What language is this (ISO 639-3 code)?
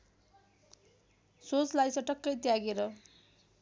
nep